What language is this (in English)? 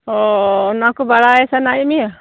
Santali